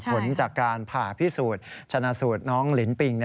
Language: Thai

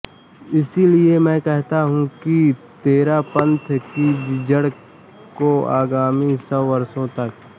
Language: Hindi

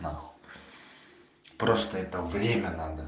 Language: Russian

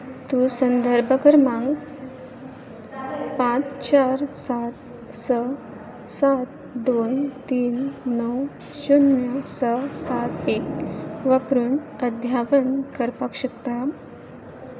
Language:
Konkani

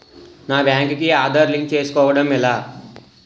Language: Telugu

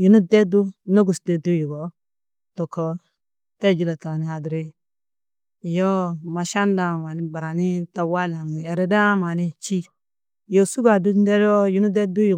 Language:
Tedaga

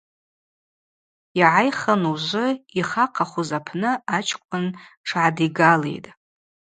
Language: Abaza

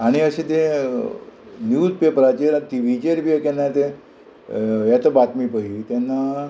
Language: Konkani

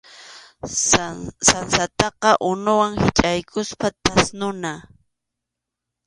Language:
Arequipa-La Unión Quechua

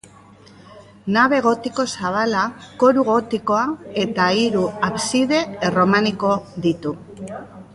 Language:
Basque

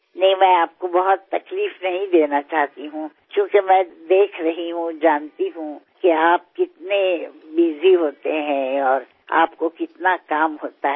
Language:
Gujarati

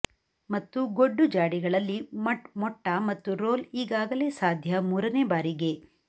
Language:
Kannada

